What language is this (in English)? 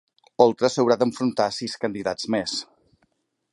Catalan